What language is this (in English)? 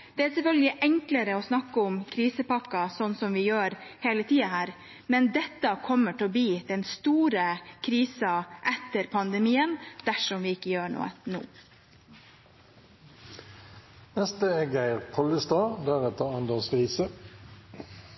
Norwegian